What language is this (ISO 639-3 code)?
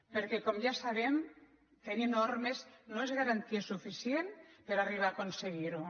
cat